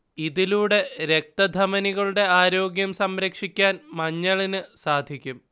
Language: Malayalam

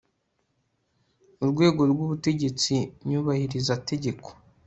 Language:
Kinyarwanda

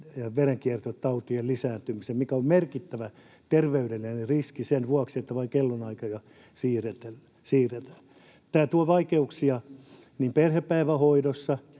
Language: Finnish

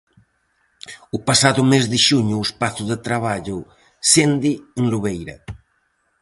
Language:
Galician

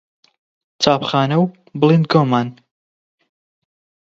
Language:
Central Kurdish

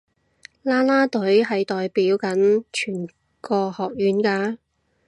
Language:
Cantonese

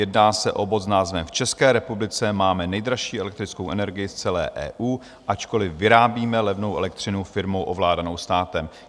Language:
Czech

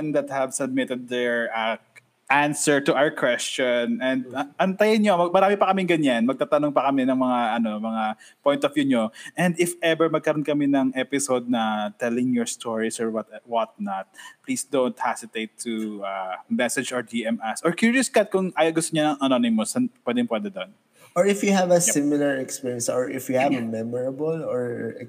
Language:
Filipino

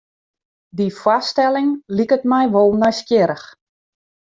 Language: Western Frisian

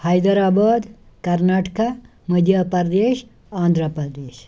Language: Kashmiri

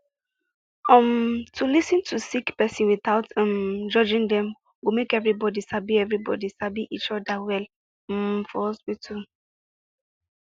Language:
Nigerian Pidgin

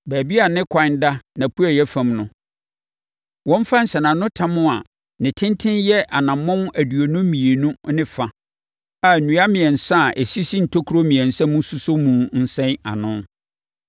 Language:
Akan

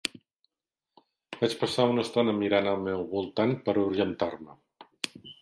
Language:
Catalan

